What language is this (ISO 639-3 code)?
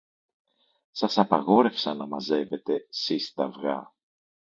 ell